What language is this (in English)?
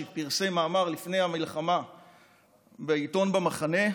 Hebrew